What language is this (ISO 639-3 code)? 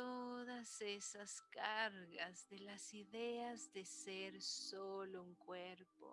spa